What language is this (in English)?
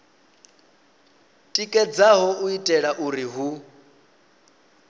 Venda